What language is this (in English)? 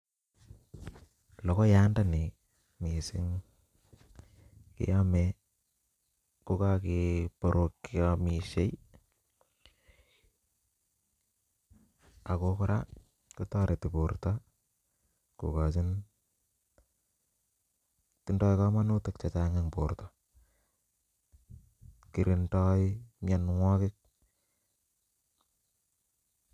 Kalenjin